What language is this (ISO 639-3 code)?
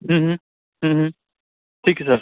pan